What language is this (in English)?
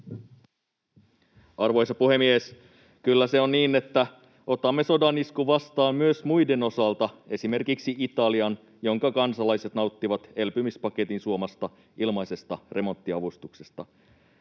Finnish